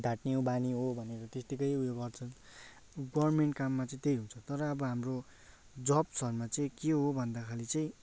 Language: Nepali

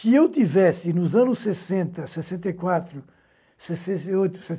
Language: Portuguese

